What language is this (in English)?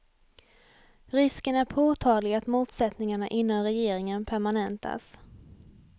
Swedish